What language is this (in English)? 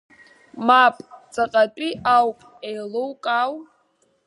Abkhazian